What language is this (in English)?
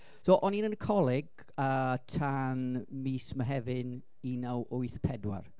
Welsh